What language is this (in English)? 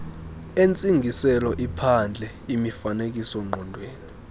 Xhosa